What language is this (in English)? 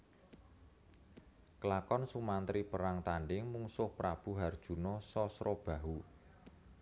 Javanese